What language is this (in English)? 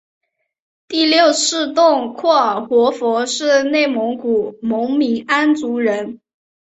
Chinese